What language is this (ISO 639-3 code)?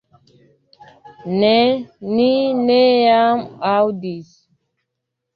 epo